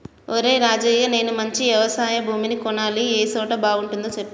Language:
Telugu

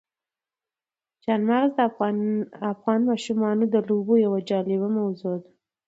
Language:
Pashto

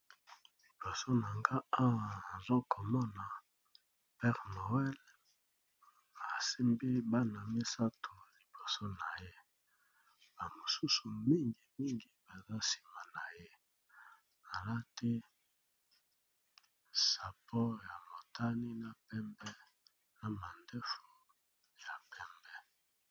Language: Lingala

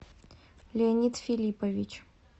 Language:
Russian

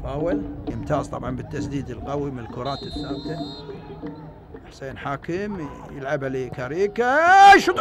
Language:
Arabic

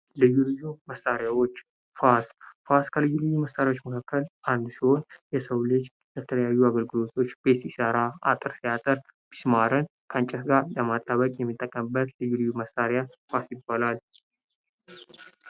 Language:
Amharic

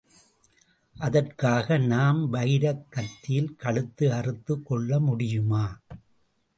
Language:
Tamil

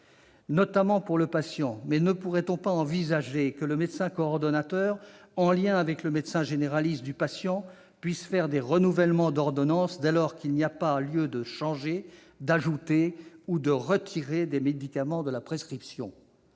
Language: French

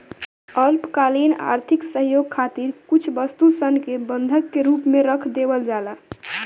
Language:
Bhojpuri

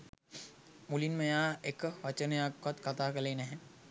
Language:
Sinhala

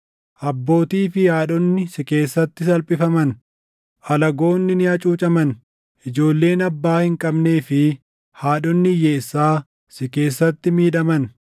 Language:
Oromo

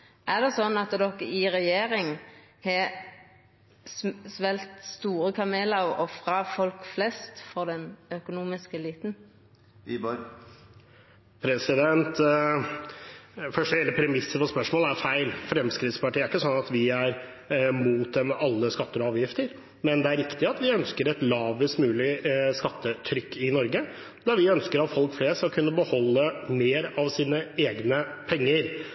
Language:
Norwegian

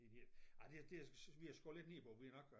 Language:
Danish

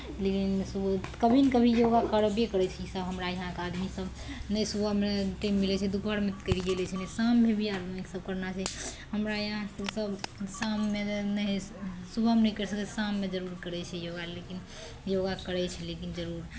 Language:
Maithili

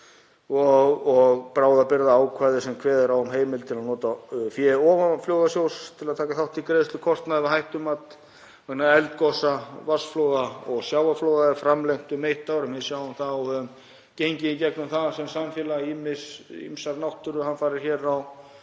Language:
Icelandic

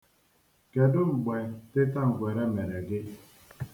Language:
Igbo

